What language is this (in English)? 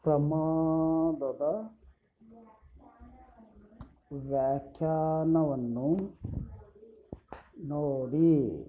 Kannada